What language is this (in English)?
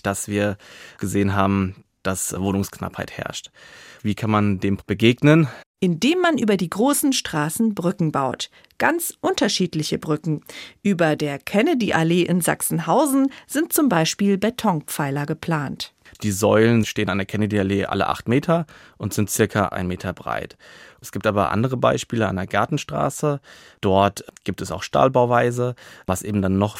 German